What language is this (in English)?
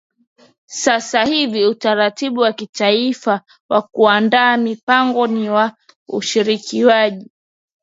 Swahili